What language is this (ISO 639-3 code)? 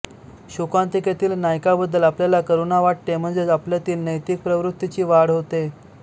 mar